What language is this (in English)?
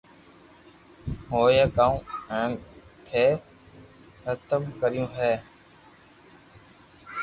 Loarki